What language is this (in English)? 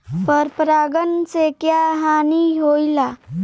Bhojpuri